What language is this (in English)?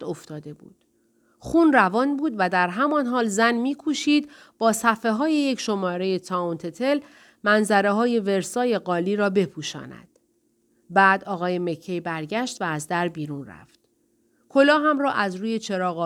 Persian